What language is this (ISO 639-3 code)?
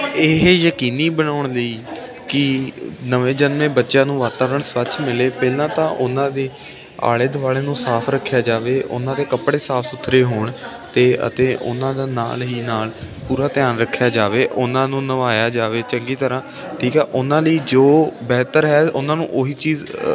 pan